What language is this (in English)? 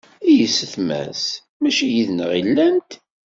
Kabyle